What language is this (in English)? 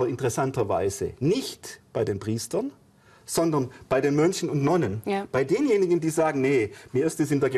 German